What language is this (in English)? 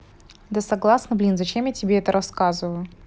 Russian